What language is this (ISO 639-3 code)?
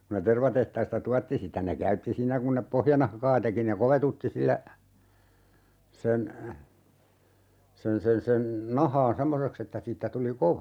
fin